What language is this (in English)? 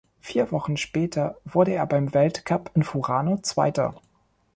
German